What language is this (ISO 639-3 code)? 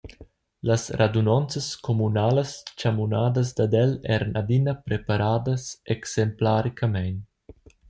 roh